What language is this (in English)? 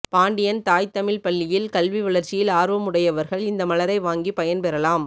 Tamil